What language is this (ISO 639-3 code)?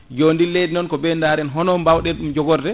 ful